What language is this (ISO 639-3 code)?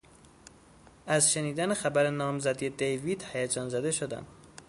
fas